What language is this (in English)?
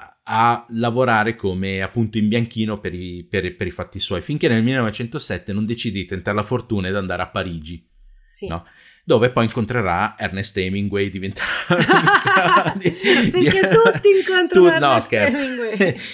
Italian